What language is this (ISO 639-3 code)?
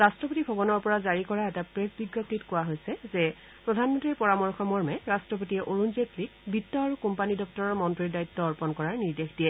asm